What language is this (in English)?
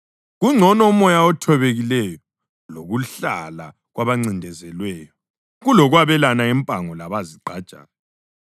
North Ndebele